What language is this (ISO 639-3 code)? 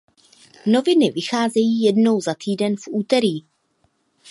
ces